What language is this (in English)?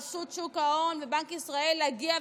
Hebrew